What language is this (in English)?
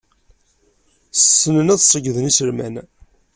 Kabyle